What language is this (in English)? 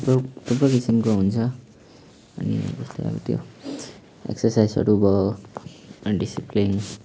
Nepali